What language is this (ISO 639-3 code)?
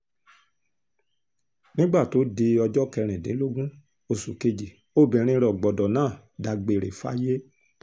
yor